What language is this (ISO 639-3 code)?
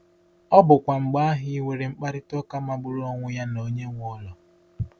ibo